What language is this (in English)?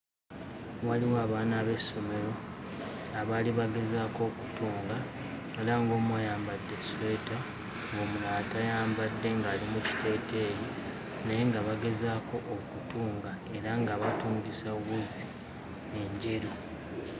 Ganda